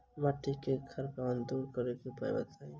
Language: Maithili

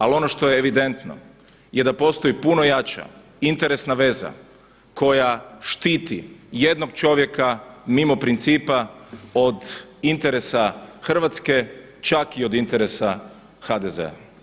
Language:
Croatian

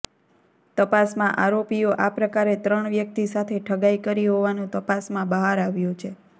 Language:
Gujarati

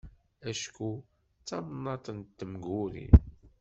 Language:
Kabyle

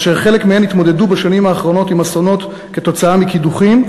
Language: Hebrew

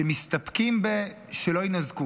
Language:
Hebrew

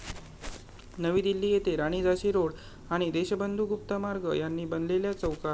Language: Marathi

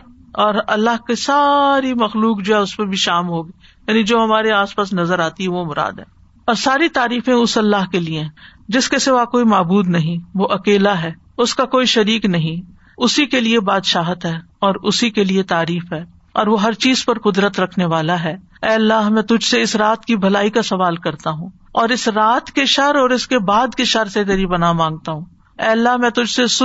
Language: Urdu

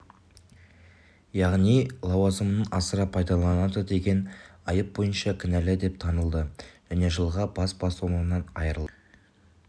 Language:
Kazakh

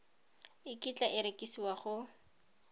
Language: Tswana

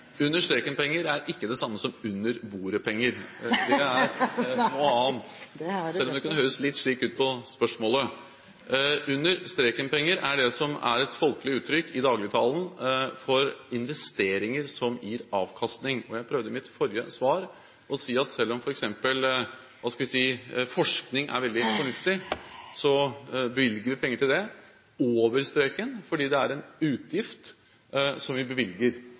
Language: Norwegian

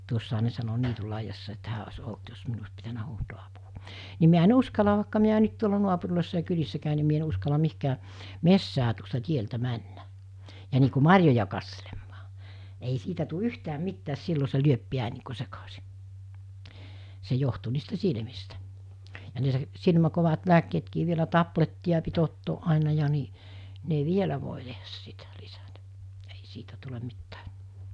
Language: Finnish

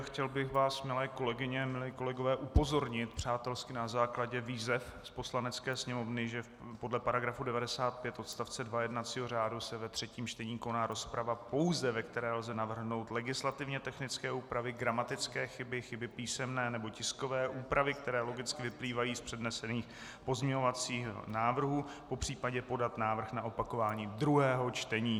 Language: Czech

